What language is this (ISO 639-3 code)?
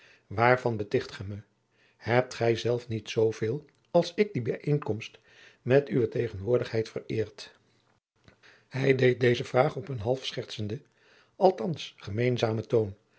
nld